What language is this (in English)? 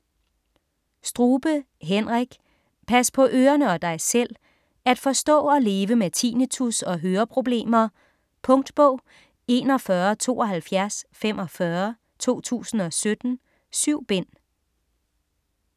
Danish